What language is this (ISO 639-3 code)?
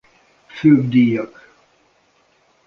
hun